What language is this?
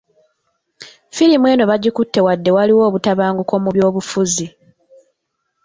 Ganda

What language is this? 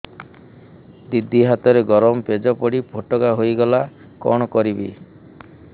Odia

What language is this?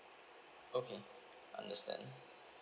English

